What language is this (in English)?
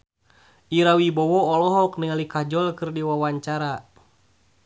Sundanese